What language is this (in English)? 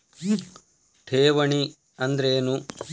Kannada